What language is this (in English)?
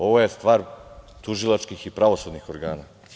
Serbian